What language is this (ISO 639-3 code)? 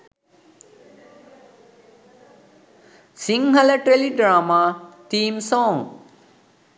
sin